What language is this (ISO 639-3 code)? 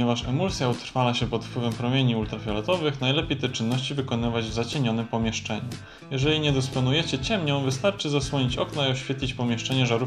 pol